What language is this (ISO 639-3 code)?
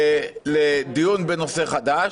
heb